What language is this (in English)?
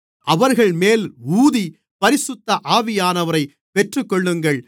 Tamil